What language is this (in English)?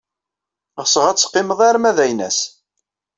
Kabyle